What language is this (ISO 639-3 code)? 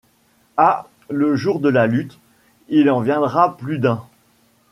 fra